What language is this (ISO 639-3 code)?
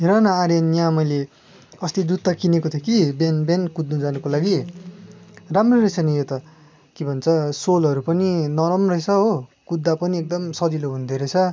nep